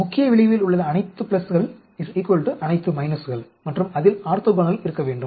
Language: Tamil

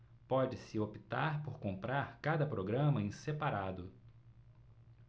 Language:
Portuguese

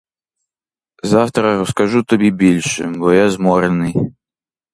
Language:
Ukrainian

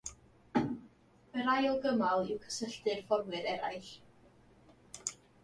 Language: Welsh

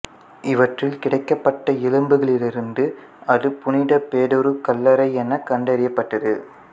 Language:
Tamil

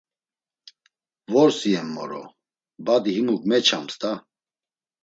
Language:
Laz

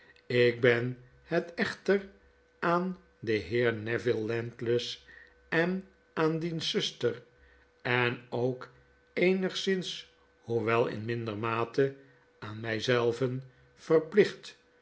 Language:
Dutch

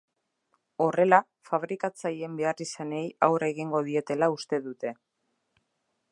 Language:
Basque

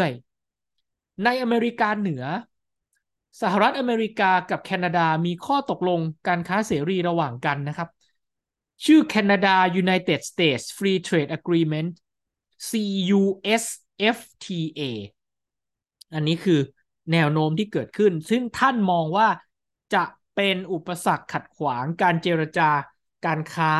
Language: Thai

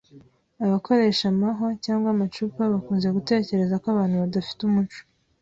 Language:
Kinyarwanda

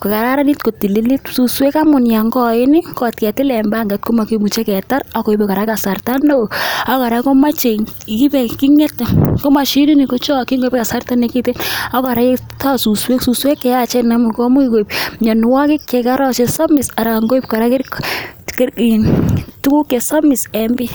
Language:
Kalenjin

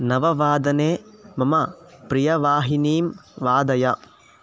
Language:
Sanskrit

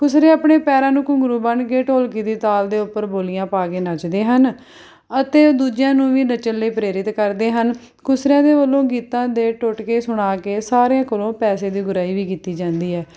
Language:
Punjabi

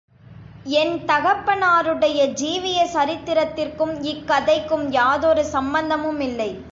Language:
Tamil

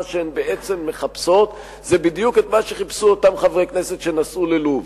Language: Hebrew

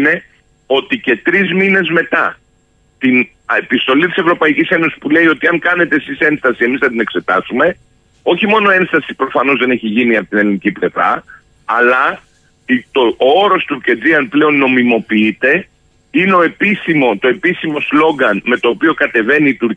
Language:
Greek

